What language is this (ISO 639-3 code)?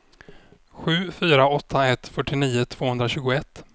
swe